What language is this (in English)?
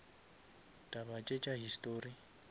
Northern Sotho